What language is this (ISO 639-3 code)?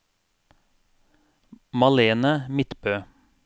nor